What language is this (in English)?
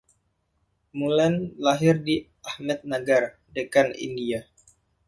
Indonesian